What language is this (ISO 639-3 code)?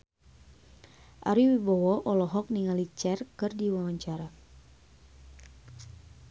sun